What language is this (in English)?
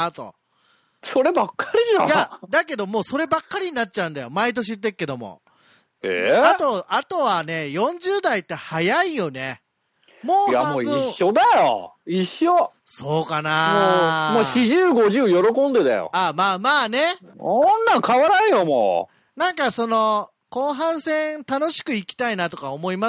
Japanese